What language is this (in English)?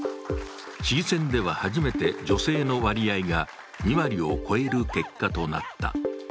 Japanese